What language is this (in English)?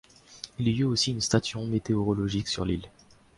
French